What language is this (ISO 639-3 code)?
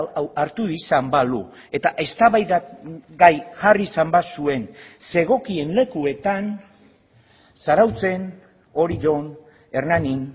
eus